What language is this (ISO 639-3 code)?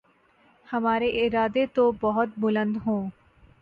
urd